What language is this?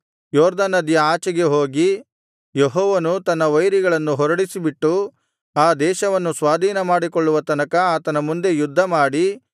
Kannada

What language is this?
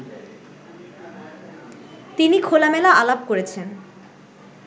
Bangla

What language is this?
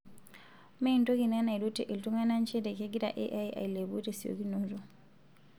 Masai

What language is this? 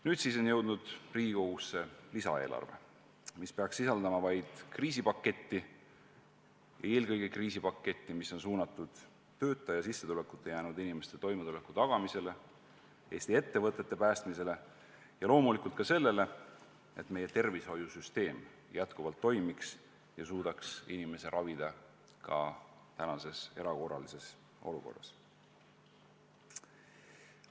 Estonian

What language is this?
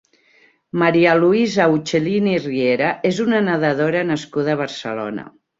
Catalan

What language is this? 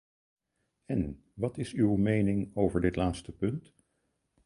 Dutch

